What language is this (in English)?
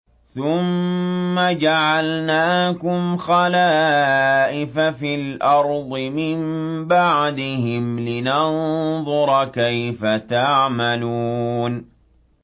Arabic